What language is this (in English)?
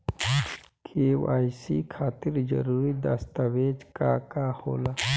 Bhojpuri